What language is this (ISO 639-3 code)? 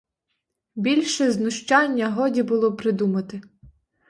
ukr